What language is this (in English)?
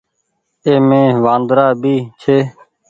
Goaria